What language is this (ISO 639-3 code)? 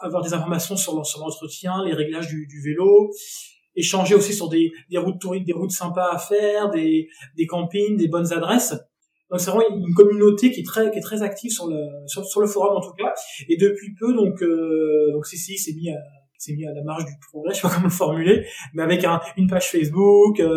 fra